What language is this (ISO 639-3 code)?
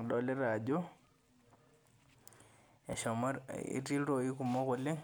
mas